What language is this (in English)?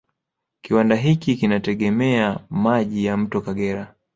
Swahili